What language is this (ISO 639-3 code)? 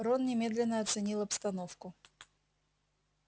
rus